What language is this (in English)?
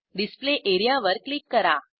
Marathi